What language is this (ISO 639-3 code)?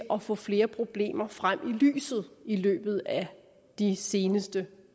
dan